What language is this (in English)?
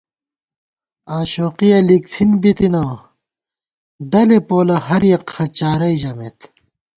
Gawar-Bati